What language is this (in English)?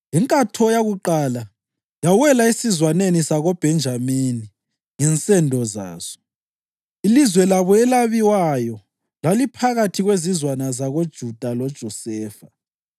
North Ndebele